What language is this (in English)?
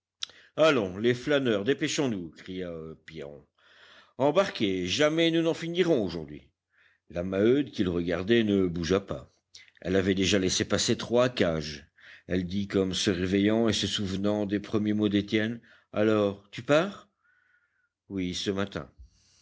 French